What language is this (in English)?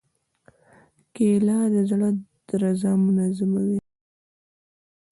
Pashto